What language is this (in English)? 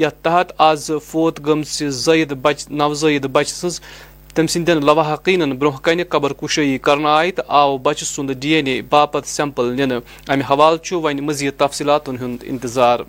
Urdu